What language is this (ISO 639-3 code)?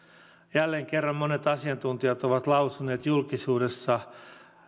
fin